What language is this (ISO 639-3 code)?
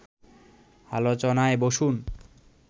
ben